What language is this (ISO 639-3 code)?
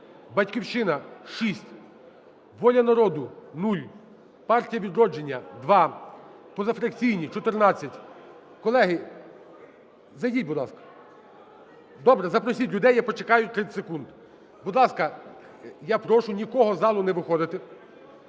ukr